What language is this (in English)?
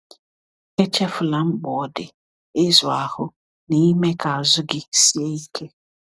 Igbo